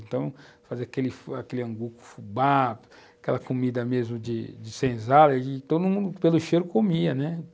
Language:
Portuguese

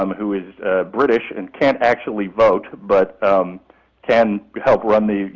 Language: English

